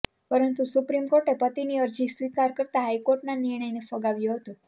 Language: Gujarati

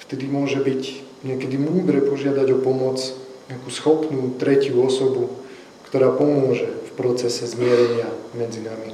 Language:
Slovak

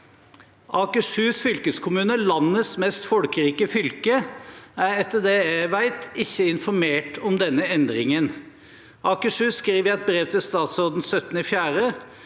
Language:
Norwegian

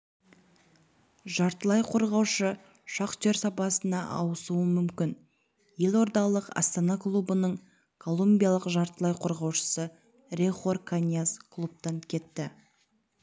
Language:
Kazakh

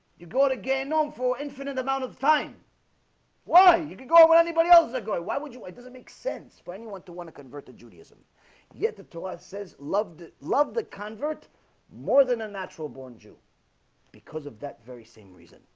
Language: English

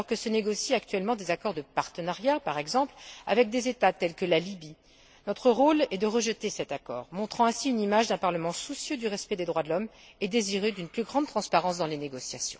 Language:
French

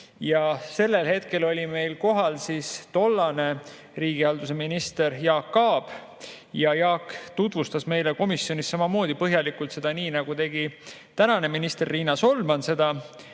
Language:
Estonian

